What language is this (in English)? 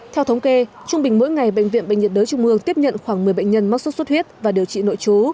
Vietnamese